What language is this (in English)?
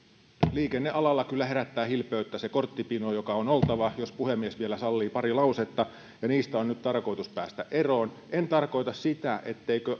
Finnish